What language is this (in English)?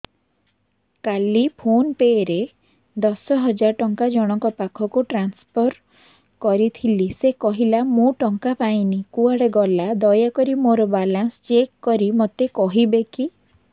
Odia